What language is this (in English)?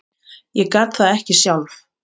Icelandic